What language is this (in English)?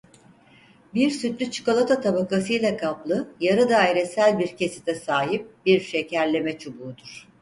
Turkish